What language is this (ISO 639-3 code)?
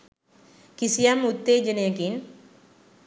sin